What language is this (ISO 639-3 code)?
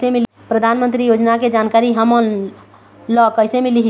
hne